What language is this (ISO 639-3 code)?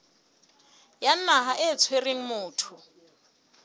sot